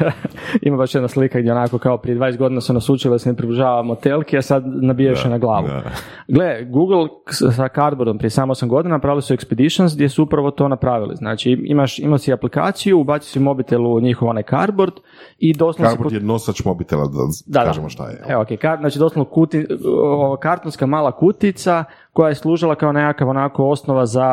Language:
Croatian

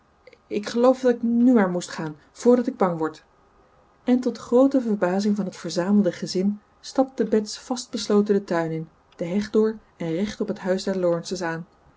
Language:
Dutch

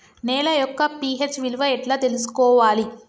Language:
Telugu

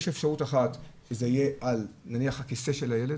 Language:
Hebrew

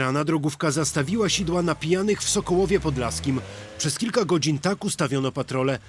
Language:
Polish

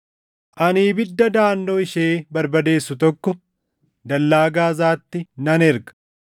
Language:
Oromo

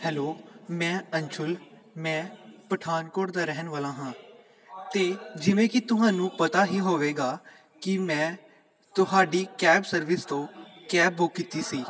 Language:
Punjabi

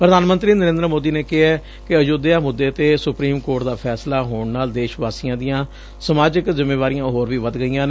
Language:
Punjabi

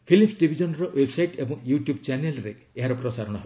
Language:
Odia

